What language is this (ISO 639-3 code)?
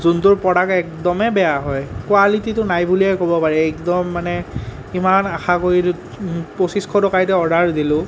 asm